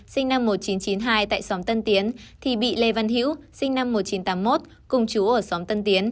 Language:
Vietnamese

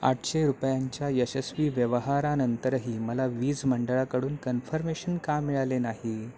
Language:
Marathi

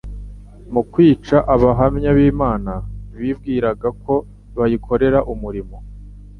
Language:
Kinyarwanda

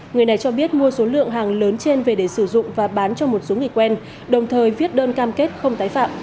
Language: Vietnamese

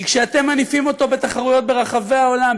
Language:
Hebrew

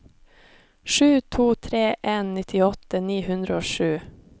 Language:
Norwegian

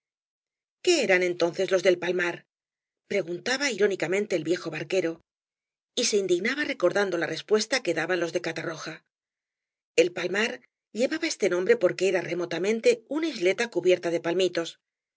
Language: Spanish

